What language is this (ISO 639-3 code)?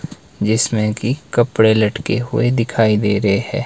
hin